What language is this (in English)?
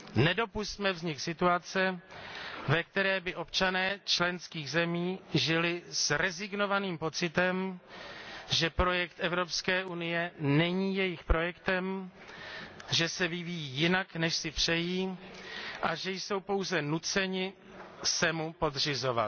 Czech